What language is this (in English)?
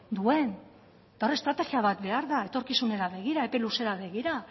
Basque